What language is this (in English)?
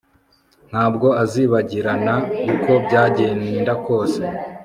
Kinyarwanda